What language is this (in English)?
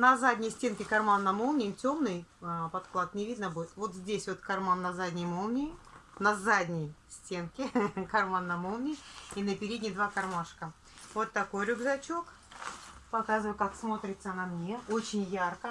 Russian